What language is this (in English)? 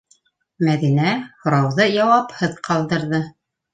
Bashkir